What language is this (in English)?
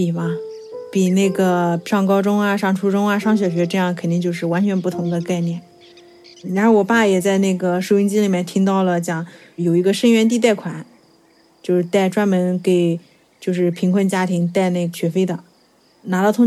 Chinese